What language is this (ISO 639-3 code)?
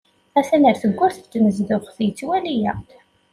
kab